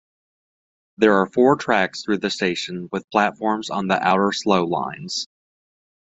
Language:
English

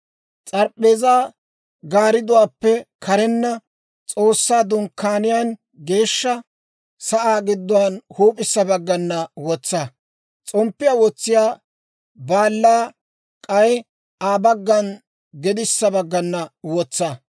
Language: Dawro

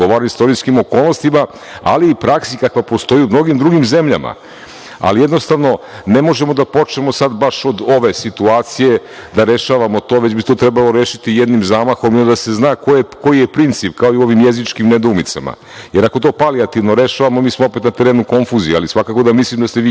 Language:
Serbian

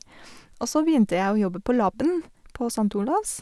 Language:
Norwegian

